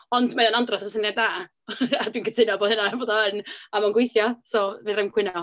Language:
Welsh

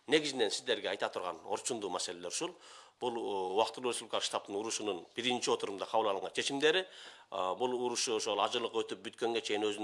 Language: Turkish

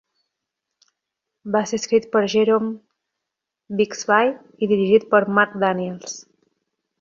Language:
Catalan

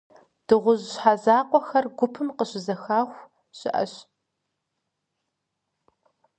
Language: Kabardian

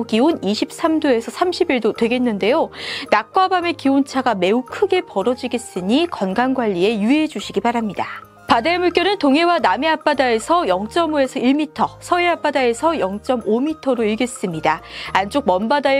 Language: Korean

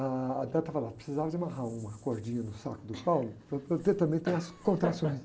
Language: Portuguese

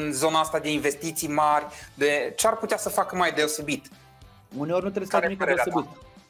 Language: Romanian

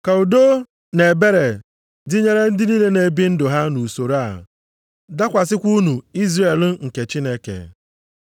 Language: Igbo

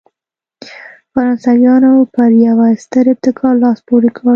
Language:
Pashto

